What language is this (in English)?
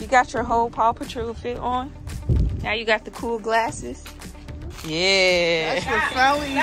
English